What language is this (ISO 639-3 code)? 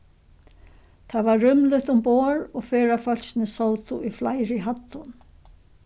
fao